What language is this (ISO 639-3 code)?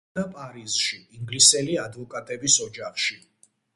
kat